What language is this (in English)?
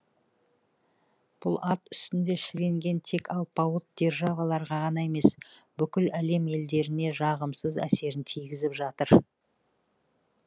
Kazakh